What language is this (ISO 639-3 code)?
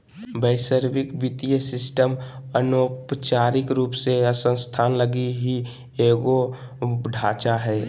mag